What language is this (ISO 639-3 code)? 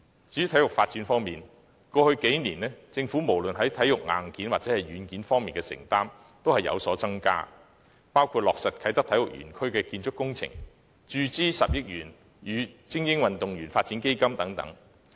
yue